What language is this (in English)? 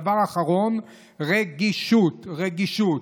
Hebrew